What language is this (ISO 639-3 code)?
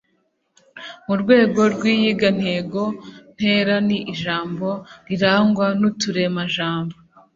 kin